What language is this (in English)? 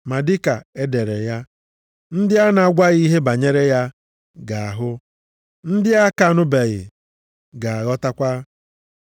Igbo